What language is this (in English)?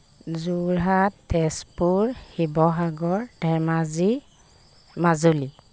Assamese